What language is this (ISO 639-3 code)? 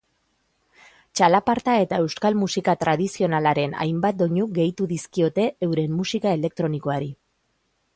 eus